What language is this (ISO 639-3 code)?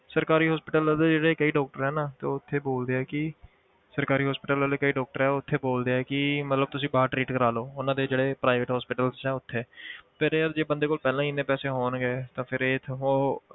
pan